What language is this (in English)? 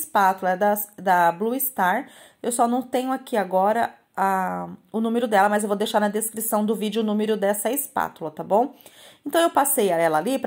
Portuguese